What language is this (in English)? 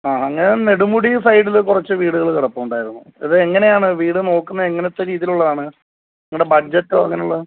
Malayalam